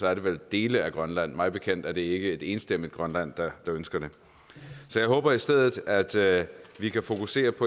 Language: Danish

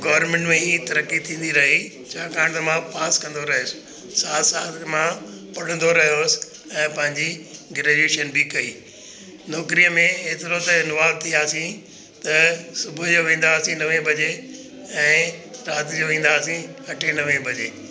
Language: Sindhi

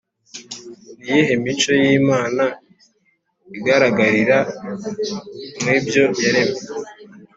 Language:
Kinyarwanda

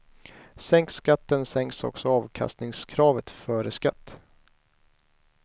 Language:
Swedish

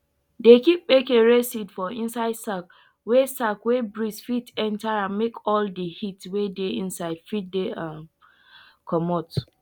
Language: Nigerian Pidgin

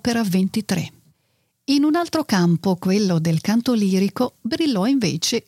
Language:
Italian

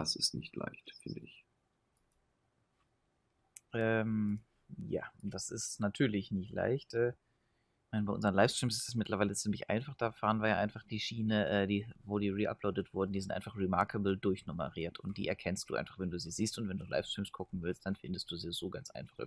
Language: German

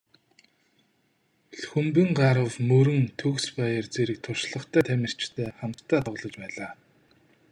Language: Mongolian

